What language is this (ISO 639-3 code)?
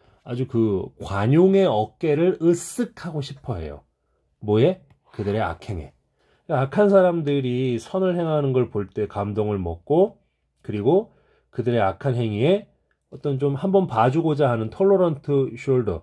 kor